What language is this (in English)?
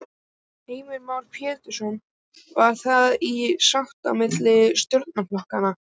Icelandic